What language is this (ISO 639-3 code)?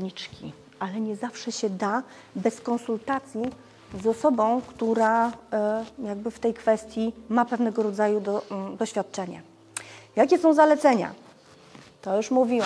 pol